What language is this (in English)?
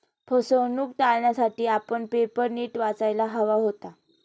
Marathi